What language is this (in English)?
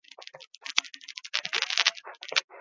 Basque